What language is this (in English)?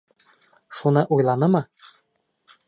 Bashkir